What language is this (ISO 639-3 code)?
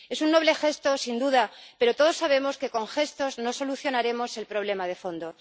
spa